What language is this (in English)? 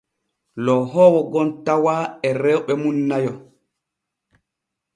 Borgu Fulfulde